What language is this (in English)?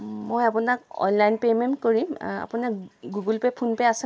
Assamese